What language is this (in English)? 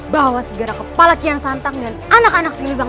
Indonesian